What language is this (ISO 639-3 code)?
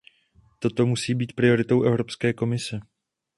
ces